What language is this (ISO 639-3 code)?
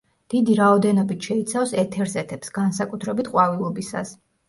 kat